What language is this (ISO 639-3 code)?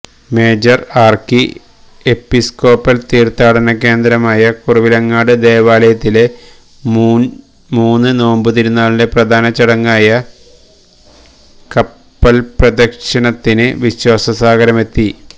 mal